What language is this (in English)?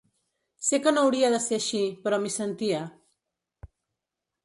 Catalan